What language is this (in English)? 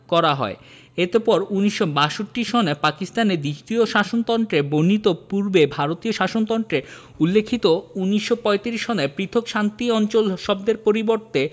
Bangla